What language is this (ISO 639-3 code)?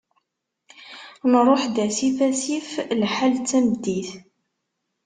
kab